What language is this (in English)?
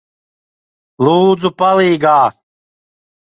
Latvian